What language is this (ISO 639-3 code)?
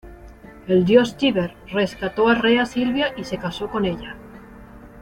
spa